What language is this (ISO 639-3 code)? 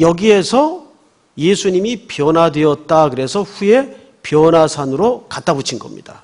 kor